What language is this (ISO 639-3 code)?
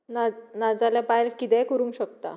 kok